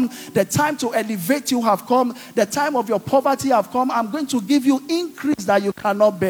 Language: English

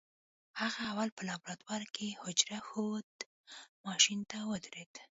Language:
Pashto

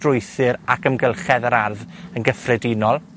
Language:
Welsh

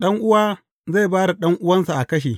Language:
Hausa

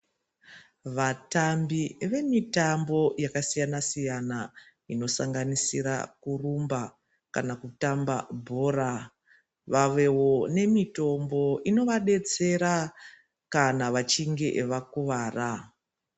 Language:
Ndau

